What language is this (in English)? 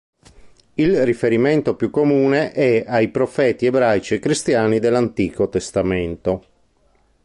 Italian